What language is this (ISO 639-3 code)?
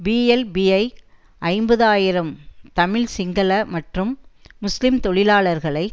tam